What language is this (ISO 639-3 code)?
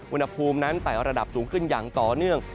tha